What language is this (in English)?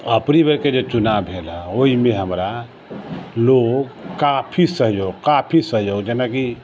Maithili